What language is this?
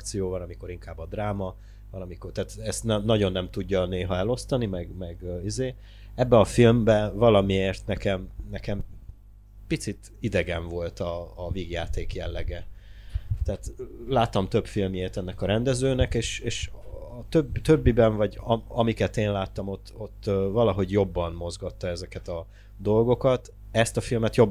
Hungarian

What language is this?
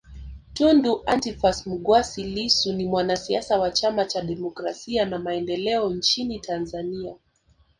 Swahili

